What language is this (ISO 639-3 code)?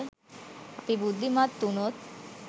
sin